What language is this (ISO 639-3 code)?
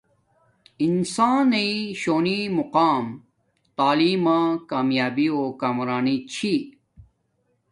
dmk